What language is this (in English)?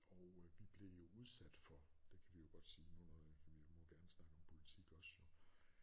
Danish